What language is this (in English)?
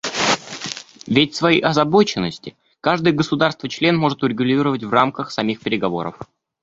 Russian